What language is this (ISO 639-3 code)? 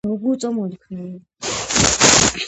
kat